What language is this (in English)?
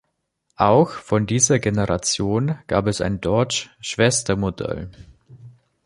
German